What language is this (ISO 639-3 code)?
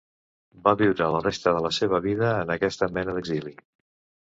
cat